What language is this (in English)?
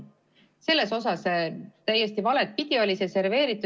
Estonian